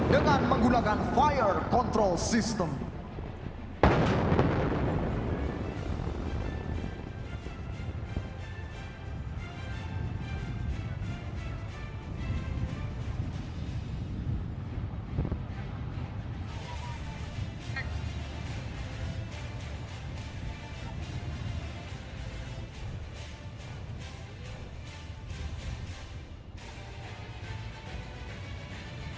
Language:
Indonesian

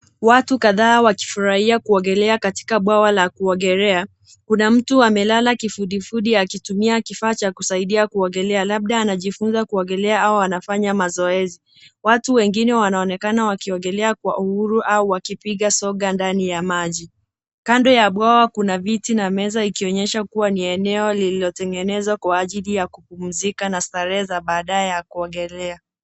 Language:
Swahili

